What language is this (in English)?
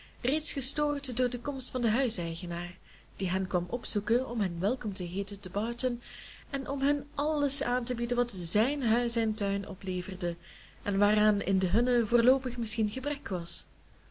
Dutch